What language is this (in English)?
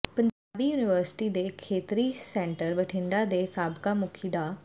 Punjabi